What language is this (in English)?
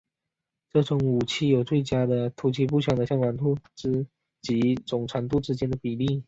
Chinese